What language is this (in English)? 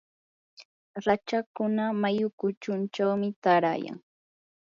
Yanahuanca Pasco Quechua